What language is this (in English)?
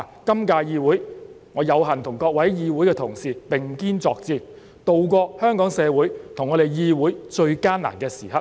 Cantonese